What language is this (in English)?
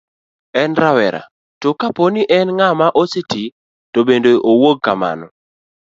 Luo (Kenya and Tanzania)